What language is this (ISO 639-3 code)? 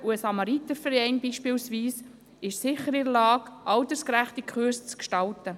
gsw